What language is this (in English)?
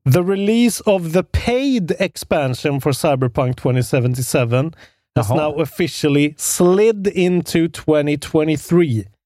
Swedish